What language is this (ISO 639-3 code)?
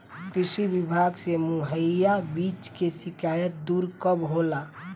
bho